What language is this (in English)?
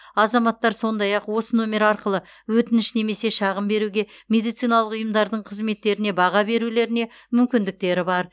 Kazakh